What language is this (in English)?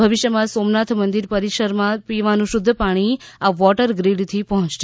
Gujarati